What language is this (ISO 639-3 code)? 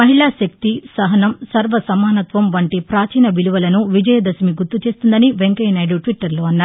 tel